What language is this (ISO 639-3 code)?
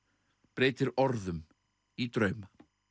isl